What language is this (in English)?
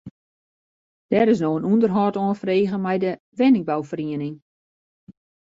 Western Frisian